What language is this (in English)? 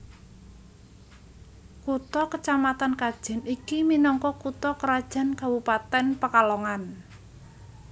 Javanese